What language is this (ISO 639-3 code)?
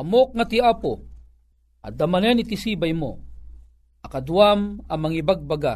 fil